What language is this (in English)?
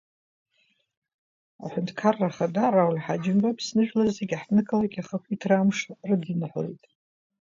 Abkhazian